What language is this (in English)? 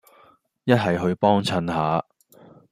Cantonese